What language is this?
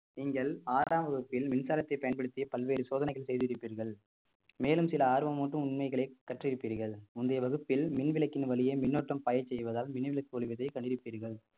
Tamil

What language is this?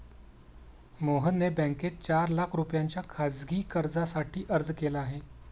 Marathi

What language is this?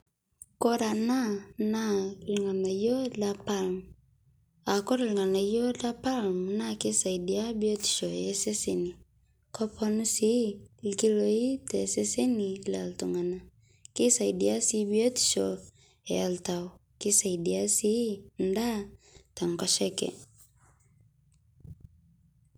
Masai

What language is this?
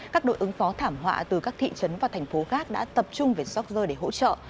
Vietnamese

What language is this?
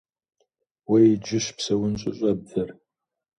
Kabardian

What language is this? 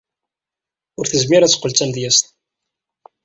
Kabyle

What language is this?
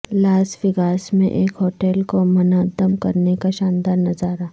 Urdu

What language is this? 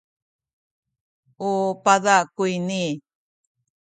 Sakizaya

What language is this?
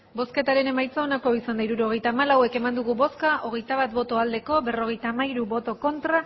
Basque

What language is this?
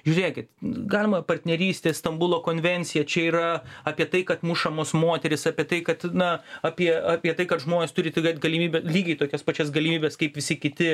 Lithuanian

